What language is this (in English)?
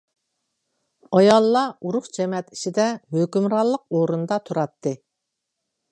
Uyghur